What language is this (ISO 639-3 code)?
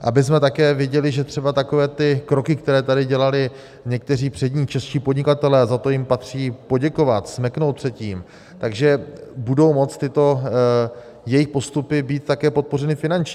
ces